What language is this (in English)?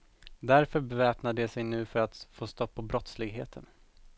Swedish